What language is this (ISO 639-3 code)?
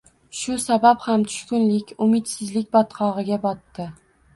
uzb